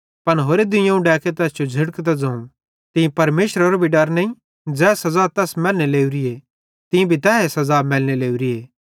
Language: Bhadrawahi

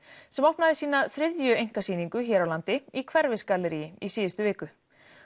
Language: Icelandic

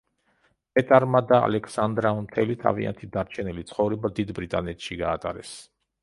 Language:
Georgian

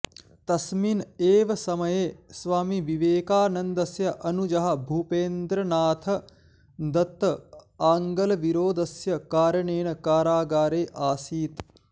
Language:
Sanskrit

